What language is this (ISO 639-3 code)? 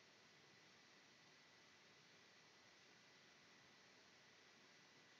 nld